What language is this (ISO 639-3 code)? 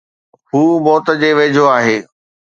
snd